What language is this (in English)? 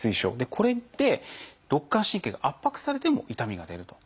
Japanese